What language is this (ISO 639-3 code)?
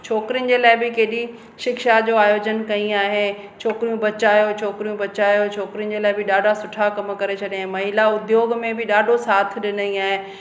snd